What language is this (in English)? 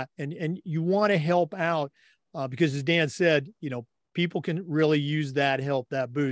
English